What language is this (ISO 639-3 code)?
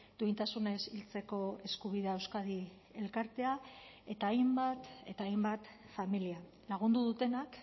eus